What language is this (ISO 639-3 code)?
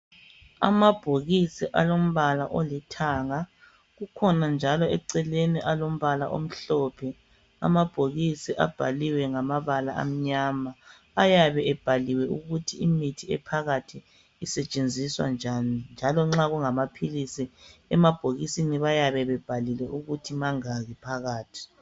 nde